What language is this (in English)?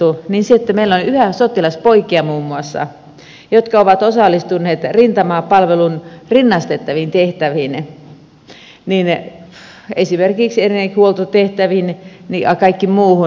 Finnish